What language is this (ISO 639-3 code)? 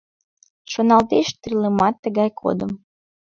chm